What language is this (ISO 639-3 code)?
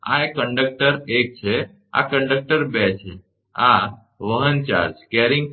guj